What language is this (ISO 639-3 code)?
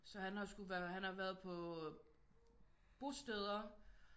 dan